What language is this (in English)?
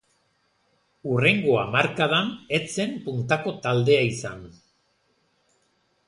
Basque